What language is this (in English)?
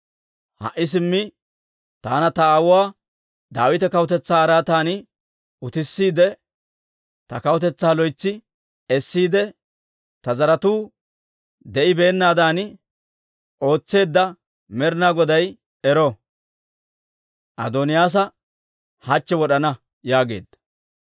Dawro